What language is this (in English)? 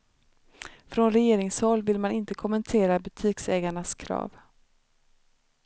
Swedish